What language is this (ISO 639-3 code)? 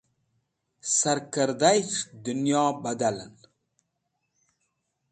wbl